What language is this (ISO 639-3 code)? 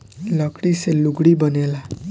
bho